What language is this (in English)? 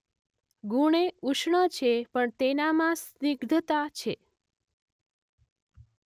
Gujarati